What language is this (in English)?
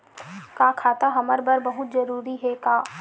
Chhattisgarhi